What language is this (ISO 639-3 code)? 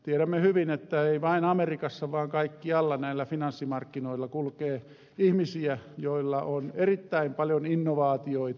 fin